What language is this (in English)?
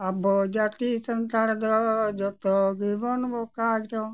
Santali